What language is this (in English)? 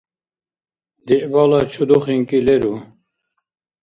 Dargwa